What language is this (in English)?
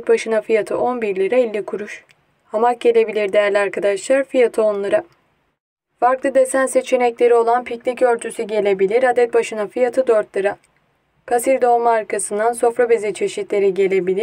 Turkish